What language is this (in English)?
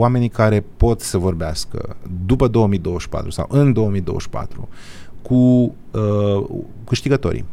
Romanian